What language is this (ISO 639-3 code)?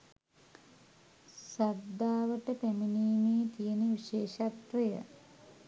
sin